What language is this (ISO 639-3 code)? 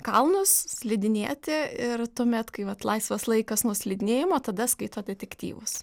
lit